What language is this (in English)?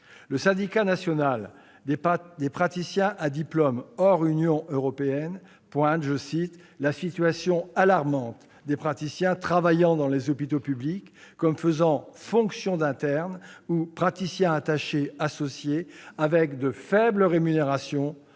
French